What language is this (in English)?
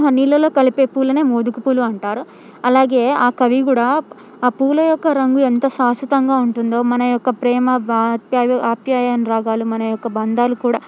Telugu